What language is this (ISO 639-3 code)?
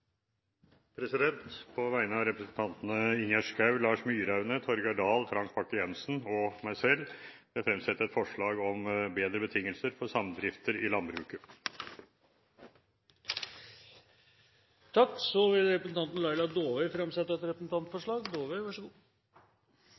nor